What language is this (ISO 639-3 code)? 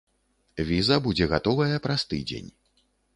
bel